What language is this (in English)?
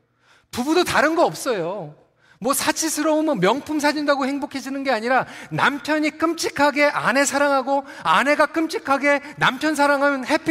Korean